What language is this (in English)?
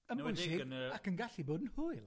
Welsh